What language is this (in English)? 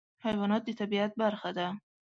Pashto